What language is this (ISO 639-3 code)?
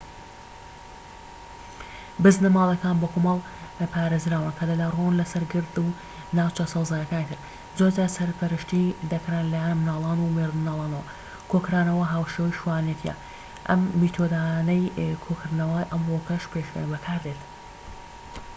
ckb